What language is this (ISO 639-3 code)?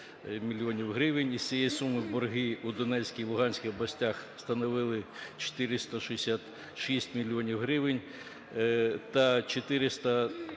ukr